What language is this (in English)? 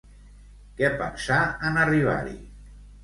Catalan